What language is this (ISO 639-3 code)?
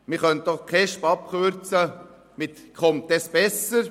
gsw